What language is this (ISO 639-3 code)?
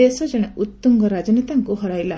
ori